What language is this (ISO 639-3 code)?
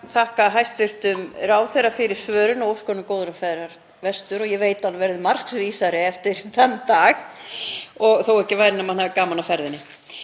isl